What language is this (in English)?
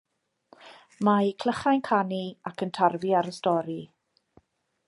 Welsh